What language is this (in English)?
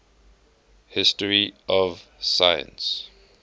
English